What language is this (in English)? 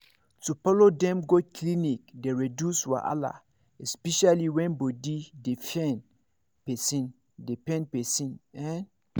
Nigerian Pidgin